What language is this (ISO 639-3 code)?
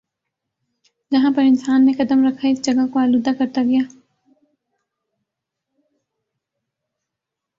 urd